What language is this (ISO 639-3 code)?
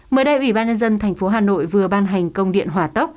vie